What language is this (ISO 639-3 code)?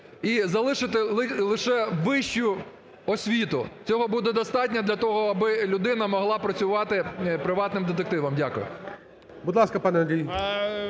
ukr